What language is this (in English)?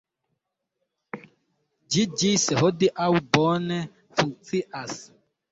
Esperanto